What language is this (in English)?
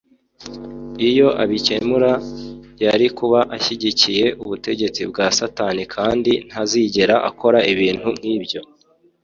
Kinyarwanda